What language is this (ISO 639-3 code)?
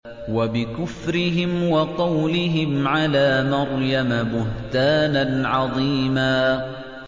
ara